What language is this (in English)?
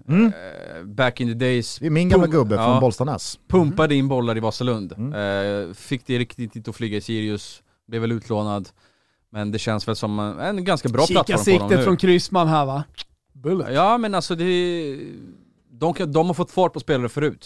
Swedish